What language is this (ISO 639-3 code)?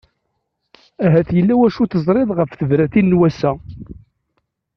kab